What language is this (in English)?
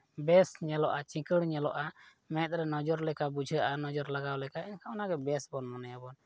Santali